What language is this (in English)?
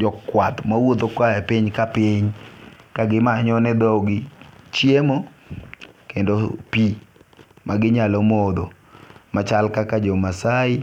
Luo (Kenya and Tanzania)